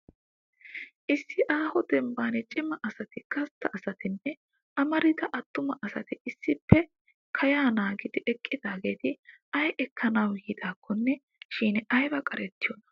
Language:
Wolaytta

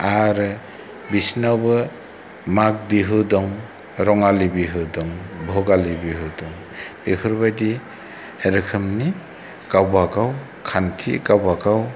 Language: Bodo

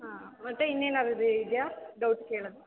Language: Kannada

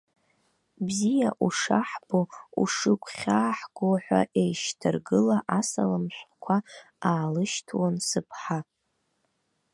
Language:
Abkhazian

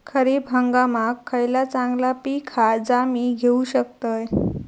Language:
Marathi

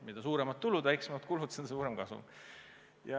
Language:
Estonian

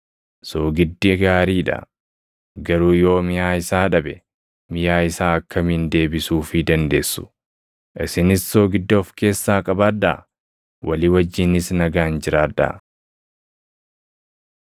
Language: Oromo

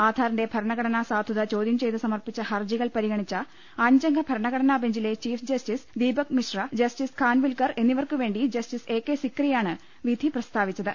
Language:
Malayalam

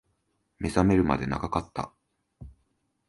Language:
Japanese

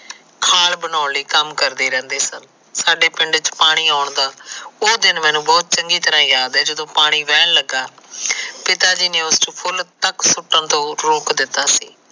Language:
Punjabi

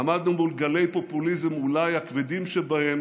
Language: Hebrew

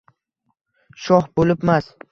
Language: Uzbek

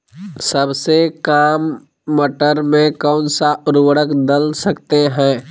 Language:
Magahi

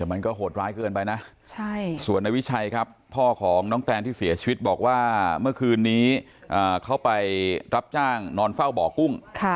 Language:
Thai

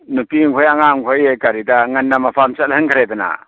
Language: Manipuri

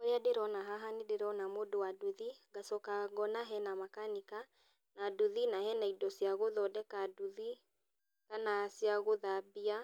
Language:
Kikuyu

